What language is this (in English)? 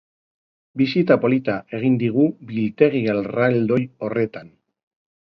Basque